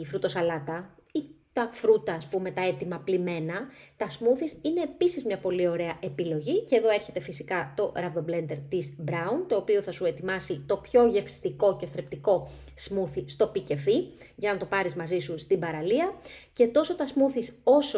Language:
Greek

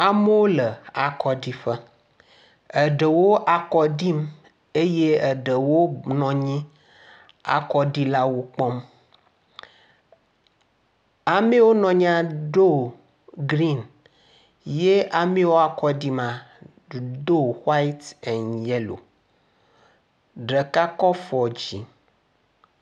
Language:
Ewe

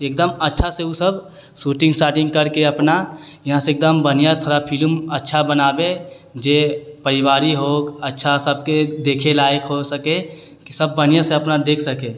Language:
Maithili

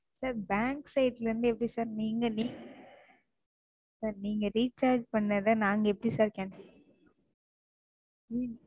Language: Tamil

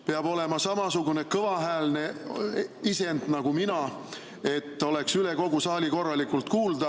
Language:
Estonian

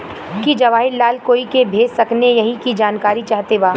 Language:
Bhojpuri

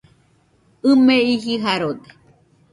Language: Nüpode Huitoto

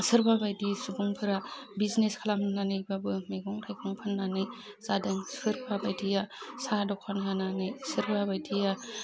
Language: Bodo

